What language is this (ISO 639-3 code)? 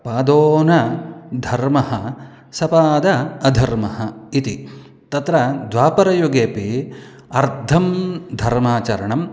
san